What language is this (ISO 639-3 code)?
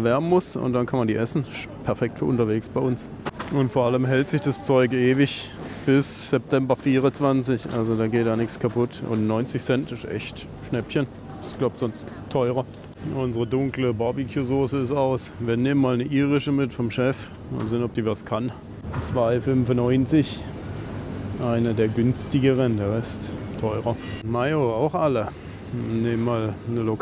deu